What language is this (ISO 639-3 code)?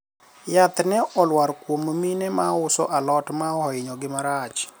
luo